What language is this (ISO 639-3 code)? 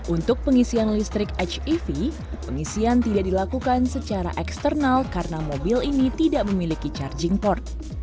ind